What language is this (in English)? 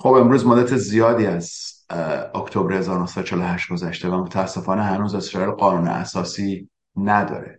Persian